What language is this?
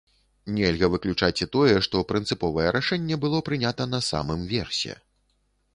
Belarusian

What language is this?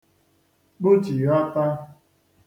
Igbo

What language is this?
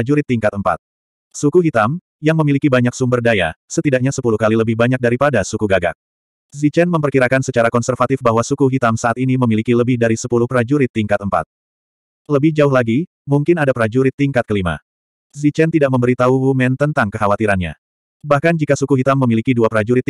Indonesian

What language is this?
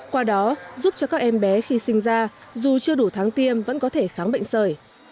Vietnamese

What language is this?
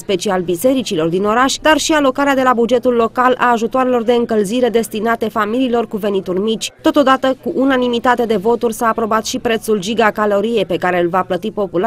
Romanian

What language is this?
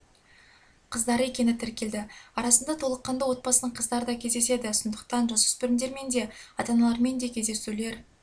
Kazakh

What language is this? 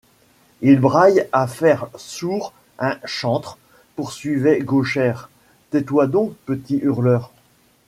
French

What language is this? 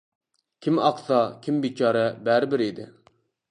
Uyghur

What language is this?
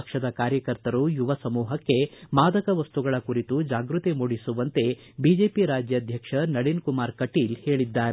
Kannada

